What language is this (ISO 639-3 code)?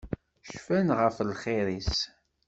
kab